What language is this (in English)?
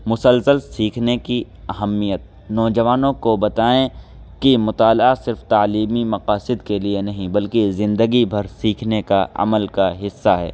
Urdu